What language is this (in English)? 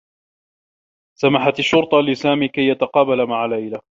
Arabic